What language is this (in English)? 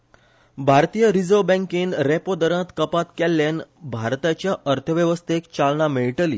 Konkani